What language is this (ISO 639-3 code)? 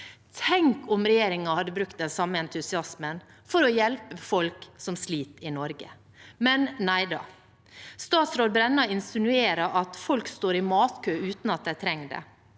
nor